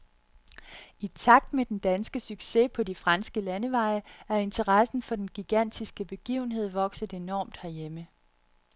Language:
Danish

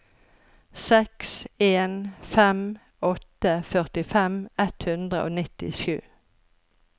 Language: Norwegian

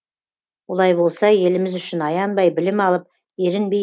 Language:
Kazakh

